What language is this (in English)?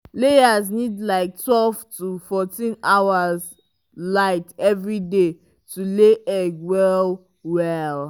Nigerian Pidgin